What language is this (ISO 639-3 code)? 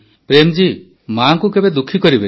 ori